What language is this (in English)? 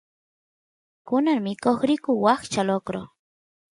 Santiago del Estero Quichua